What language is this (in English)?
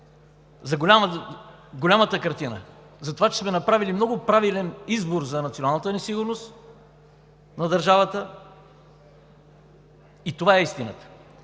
Bulgarian